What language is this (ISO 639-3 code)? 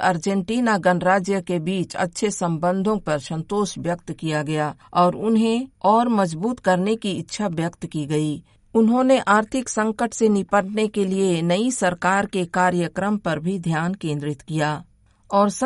hin